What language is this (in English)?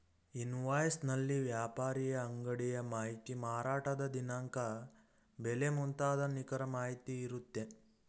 Kannada